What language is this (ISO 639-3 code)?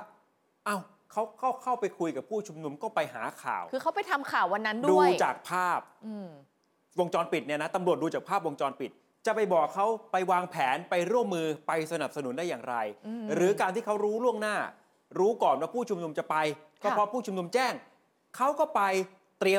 tha